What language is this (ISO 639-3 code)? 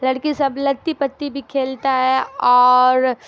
urd